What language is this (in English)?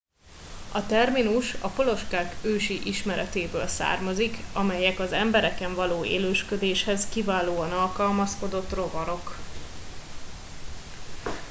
Hungarian